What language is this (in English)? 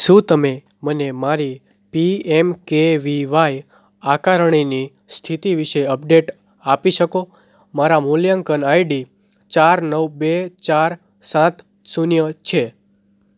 Gujarati